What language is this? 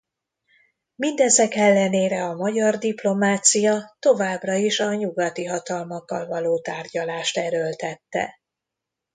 Hungarian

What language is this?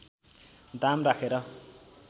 Nepali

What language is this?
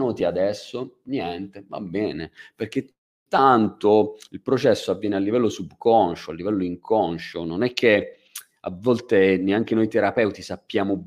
Italian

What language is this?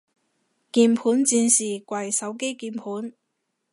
Cantonese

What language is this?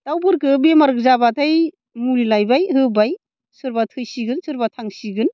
Bodo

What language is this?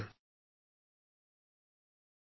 Assamese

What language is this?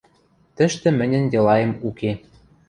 Western Mari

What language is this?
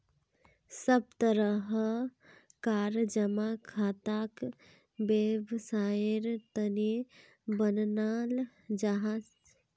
Magahi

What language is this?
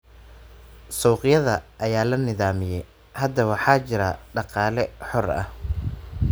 Somali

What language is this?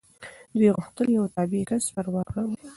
Pashto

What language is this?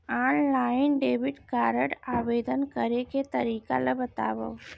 Chhattisgarhi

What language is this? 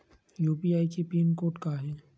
Chhattisgarhi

